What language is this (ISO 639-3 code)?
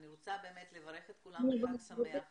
heb